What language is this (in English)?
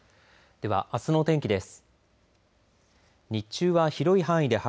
Japanese